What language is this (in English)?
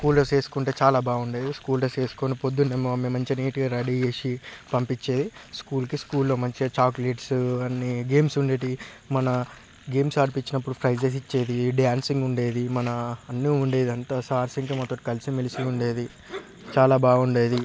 Telugu